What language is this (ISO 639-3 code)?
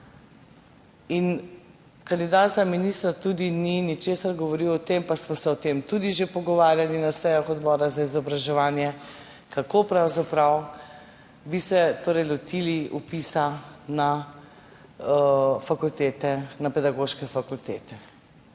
slv